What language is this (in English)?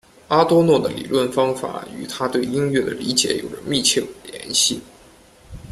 Chinese